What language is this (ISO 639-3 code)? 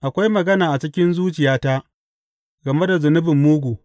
hau